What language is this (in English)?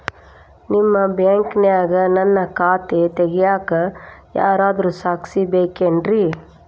Kannada